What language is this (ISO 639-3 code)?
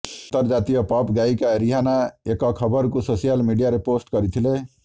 ori